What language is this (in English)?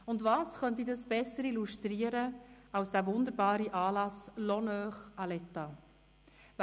Swiss German